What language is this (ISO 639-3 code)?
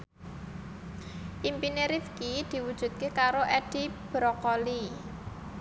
jav